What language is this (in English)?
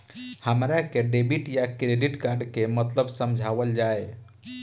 Bhojpuri